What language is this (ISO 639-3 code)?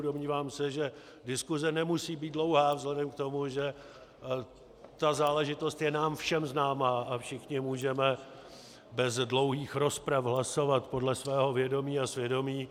ces